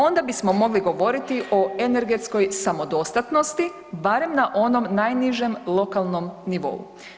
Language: Croatian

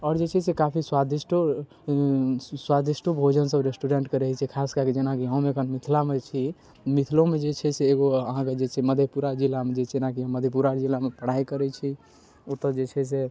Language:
Maithili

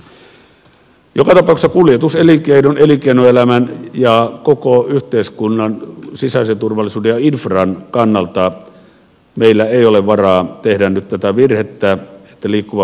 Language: Finnish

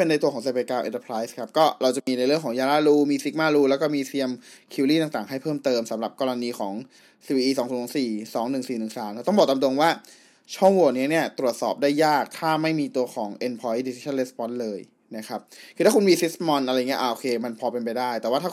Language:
Thai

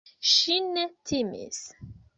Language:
Esperanto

